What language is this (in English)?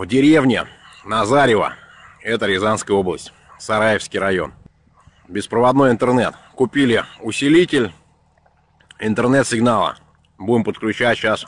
Russian